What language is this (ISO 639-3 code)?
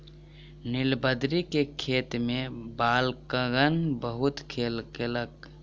mai